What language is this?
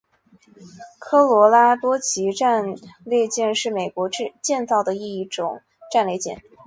Chinese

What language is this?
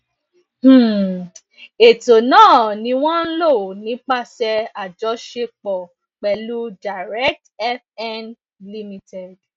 Yoruba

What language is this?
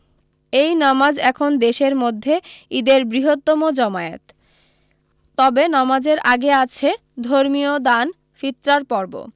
Bangla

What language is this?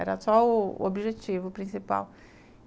Portuguese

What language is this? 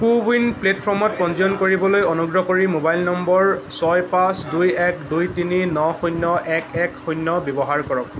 Assamese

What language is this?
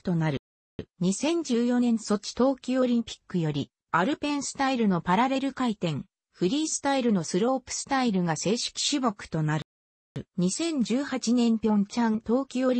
Japanese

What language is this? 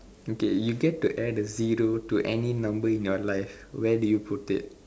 English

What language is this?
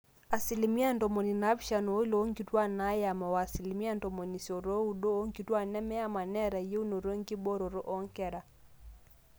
Masai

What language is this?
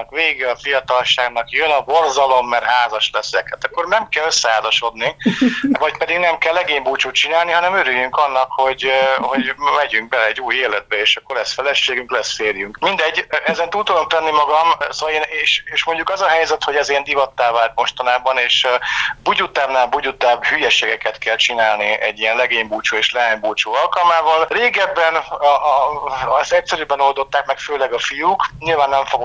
Hungarian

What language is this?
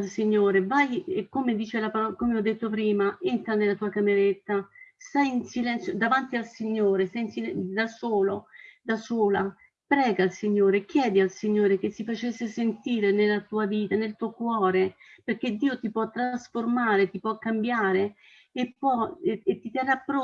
Italian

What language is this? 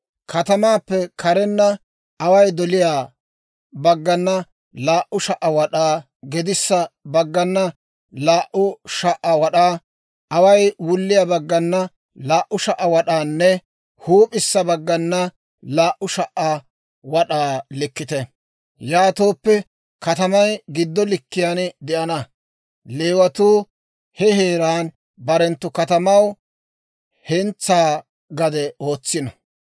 Dawro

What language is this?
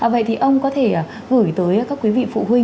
Vietnamese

